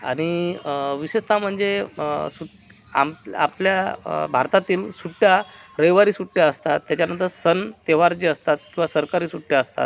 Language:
Marathi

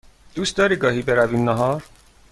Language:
Persian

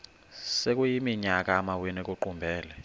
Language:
Xhosa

